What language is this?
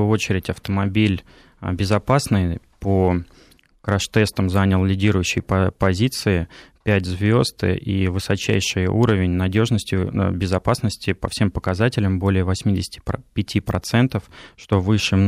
Russian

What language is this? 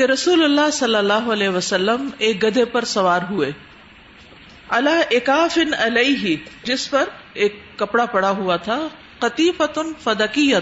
Urdu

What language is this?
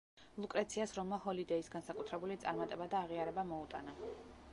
Georgian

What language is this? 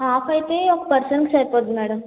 Telugu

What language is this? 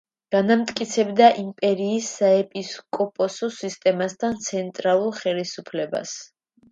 Georgian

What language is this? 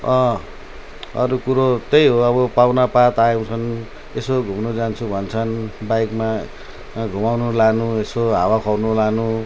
Nepali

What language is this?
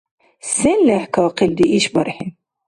Dargwa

